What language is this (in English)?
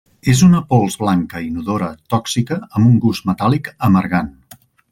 Catalan